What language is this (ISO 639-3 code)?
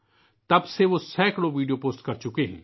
urd